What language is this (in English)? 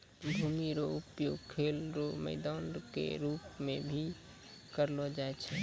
Maithili